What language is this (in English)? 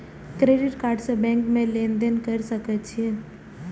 Maithili